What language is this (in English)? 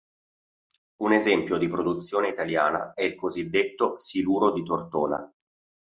Italian